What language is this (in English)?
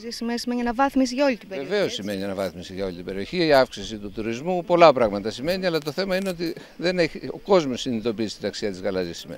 Greek